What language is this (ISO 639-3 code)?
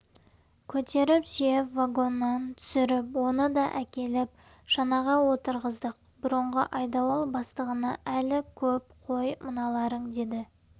kaz